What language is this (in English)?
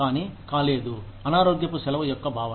Telugu